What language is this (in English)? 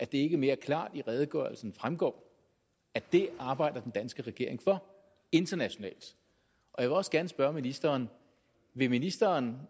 Danish